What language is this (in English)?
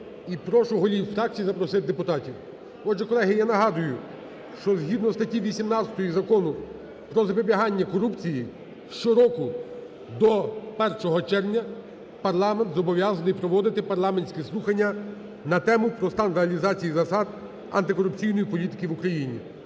Ukrainian